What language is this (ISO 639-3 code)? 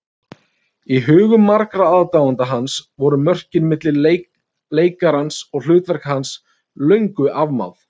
isl